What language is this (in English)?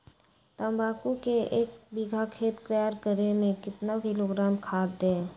Magahi